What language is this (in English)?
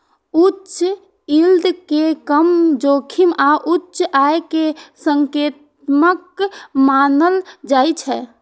Maithili